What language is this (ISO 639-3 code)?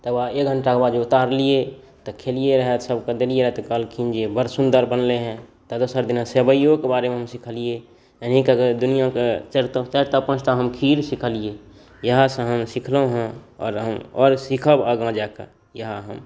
mai